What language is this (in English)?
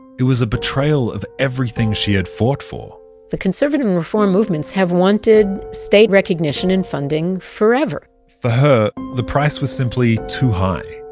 English